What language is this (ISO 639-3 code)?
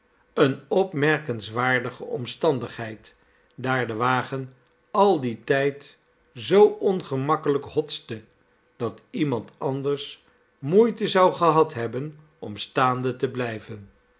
nld